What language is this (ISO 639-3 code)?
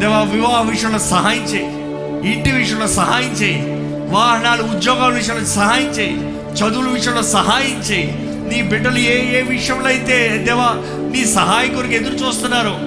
tel